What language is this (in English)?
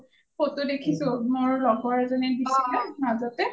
Assamese